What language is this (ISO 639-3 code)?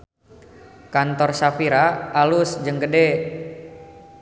sun